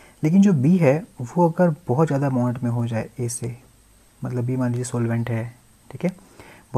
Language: Hindi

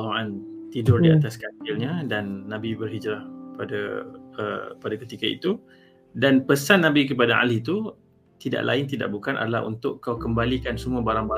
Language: Malay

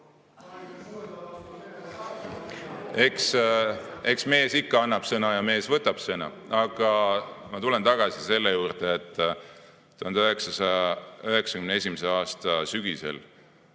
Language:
Estonian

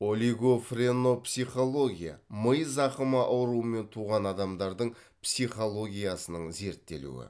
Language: Kazakh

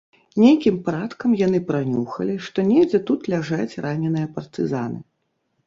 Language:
Belarusian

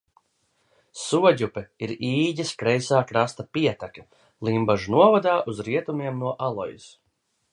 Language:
Latvian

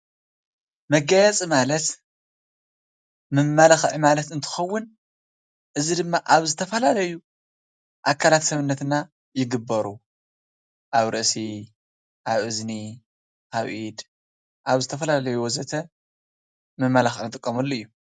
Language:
Tigrinya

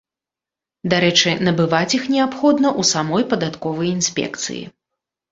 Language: Belarusian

